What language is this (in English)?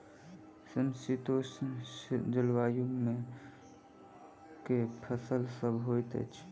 Maithili